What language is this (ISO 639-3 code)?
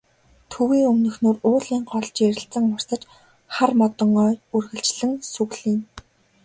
mon